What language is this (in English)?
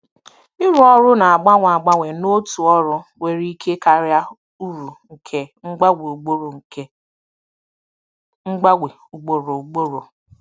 Igbo